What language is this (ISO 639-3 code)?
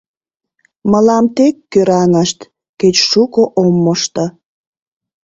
chm